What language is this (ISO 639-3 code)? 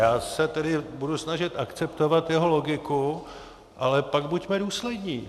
ces